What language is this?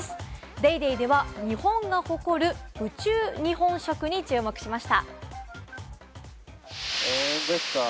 Japanese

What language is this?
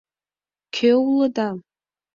Mari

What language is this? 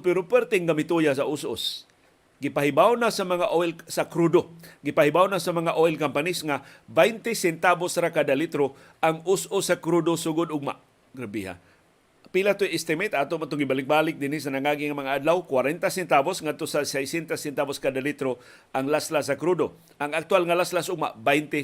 Filipino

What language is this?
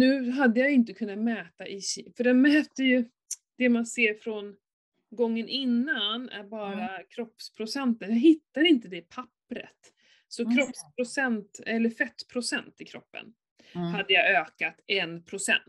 Swedish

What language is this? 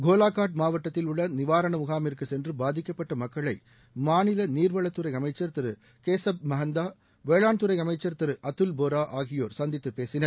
Tamil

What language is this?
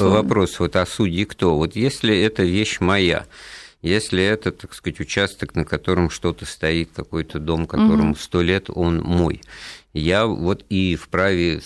Russian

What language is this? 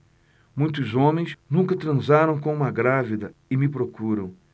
Portuguese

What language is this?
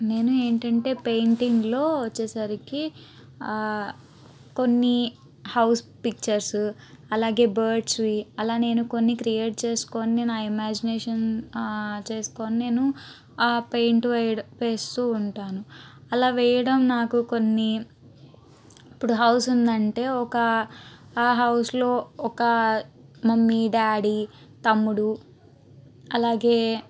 Telugu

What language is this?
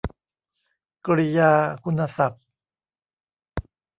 Thai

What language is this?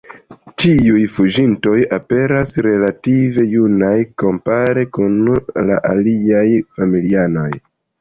Esperanto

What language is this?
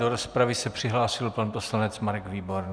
Czech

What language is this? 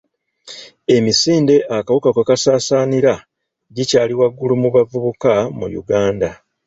Ganda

